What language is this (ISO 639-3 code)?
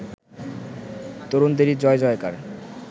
ben